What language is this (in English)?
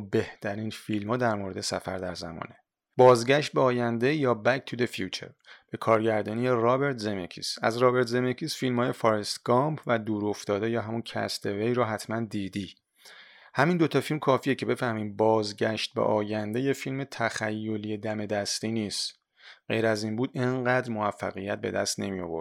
Persian